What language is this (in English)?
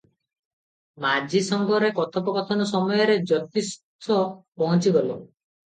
Odia